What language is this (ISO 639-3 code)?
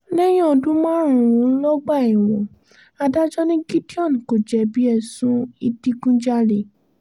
yor